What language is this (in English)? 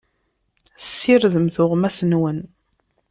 Kabyle